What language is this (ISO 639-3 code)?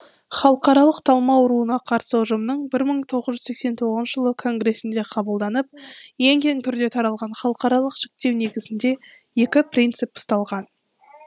kaz